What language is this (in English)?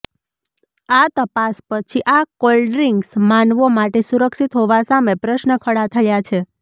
Gujarati